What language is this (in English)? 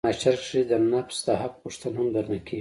Pashto